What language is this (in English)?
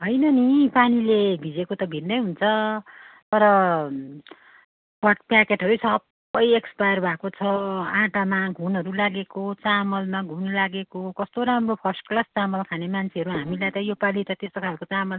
Nepali